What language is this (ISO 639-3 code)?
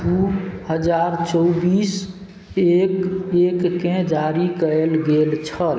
mai